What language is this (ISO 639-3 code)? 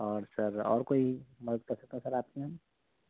urd